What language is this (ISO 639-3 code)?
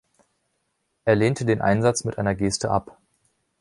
deu